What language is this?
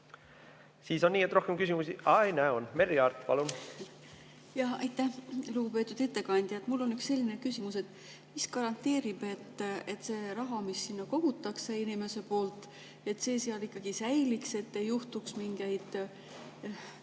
Estonian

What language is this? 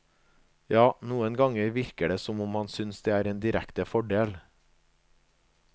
Norwegian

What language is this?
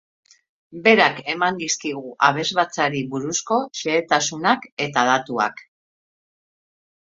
Basque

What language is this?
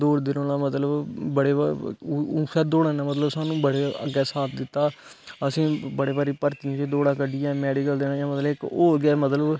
Dogri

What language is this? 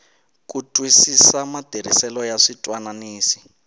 Tsonga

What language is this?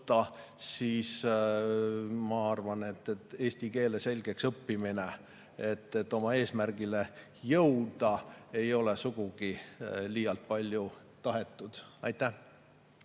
Estonian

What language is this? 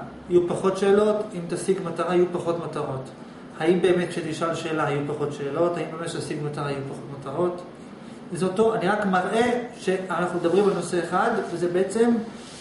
Hebrew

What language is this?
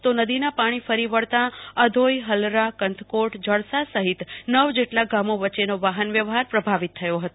Gujarati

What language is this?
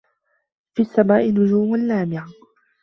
Arabic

